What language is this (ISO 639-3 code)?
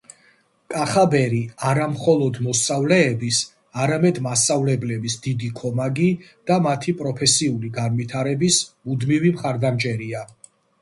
kat